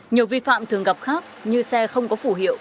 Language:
Vietnamese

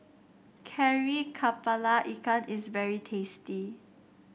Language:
English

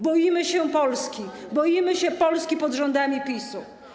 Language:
Polish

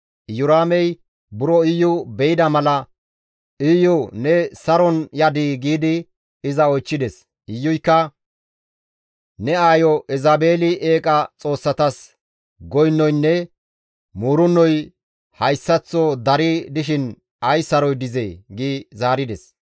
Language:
Gamo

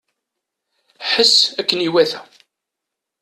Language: Kabyle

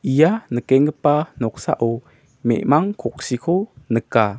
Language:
Garo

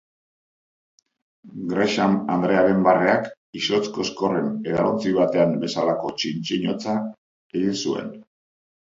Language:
Basque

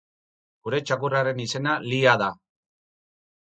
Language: Basque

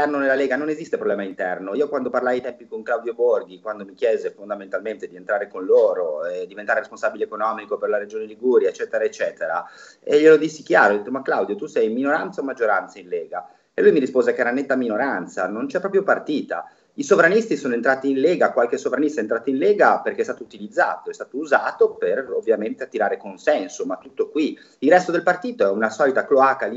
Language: Italian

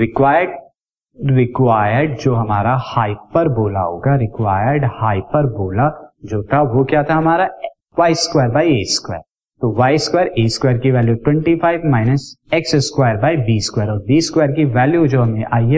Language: Hindi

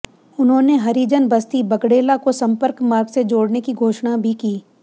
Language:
Hindi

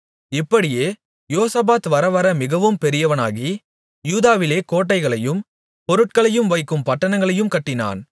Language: Tamil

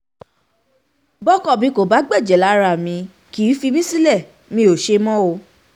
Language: Yoruba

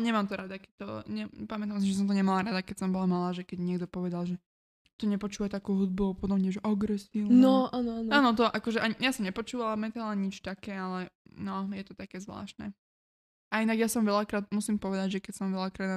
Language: Slovak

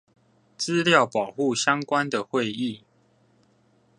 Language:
Chinese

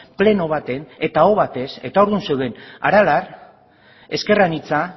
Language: Basque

